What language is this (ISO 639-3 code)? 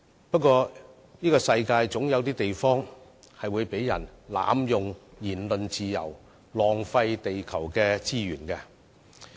yue